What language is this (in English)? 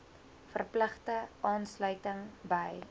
Afrikaans